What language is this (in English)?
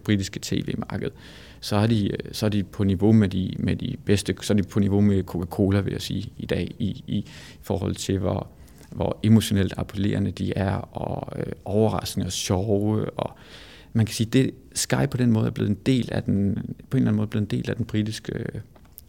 Danish